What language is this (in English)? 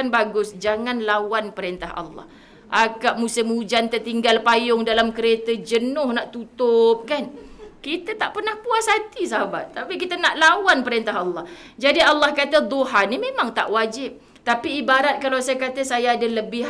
Malay